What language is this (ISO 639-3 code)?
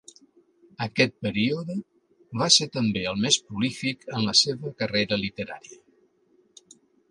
cat